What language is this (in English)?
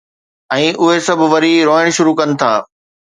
Sindhi